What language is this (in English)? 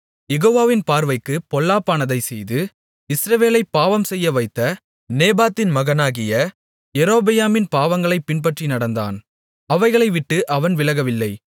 Tamil